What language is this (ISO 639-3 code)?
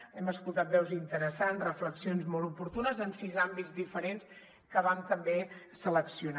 cat